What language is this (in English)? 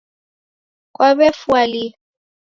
Taita